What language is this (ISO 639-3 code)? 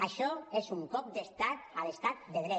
cat